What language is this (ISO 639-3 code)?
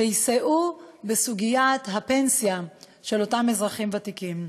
heb